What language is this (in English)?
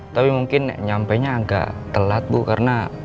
Indonesian